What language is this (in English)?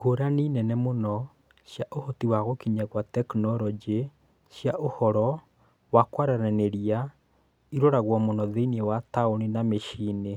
Kikuyu